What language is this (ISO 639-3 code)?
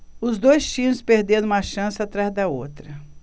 por